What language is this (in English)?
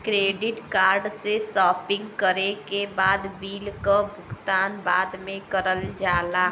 Bhojpuri